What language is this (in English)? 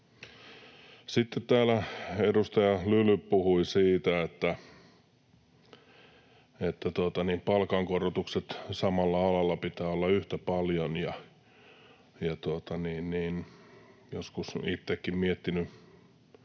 Finnish